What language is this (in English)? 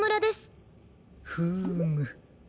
Japanese